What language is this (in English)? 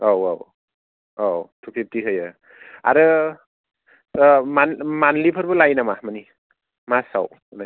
Bodo